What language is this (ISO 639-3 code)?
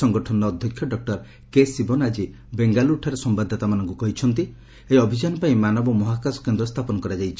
ori